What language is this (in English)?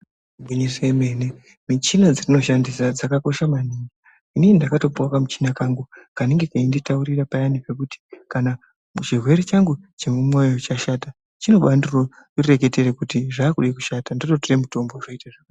Ndau